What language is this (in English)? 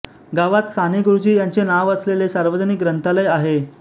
Marathi